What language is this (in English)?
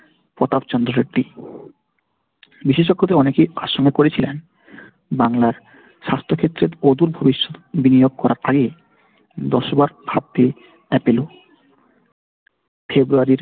Bangla